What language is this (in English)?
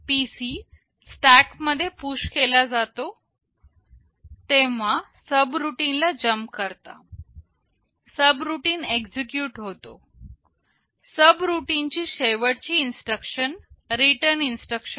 Marathi